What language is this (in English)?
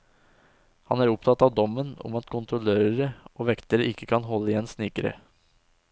Norwegian